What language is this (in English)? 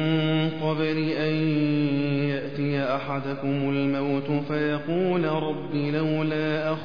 Arabic